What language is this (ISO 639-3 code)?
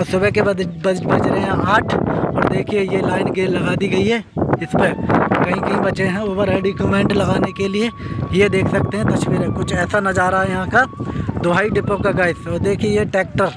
hin